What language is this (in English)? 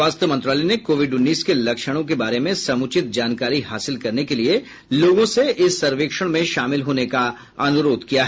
Hindi